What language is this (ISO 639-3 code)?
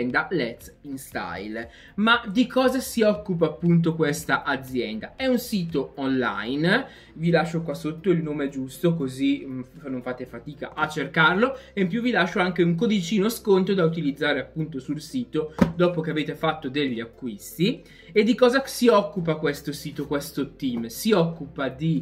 ita